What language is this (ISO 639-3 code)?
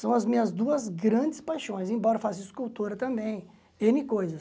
por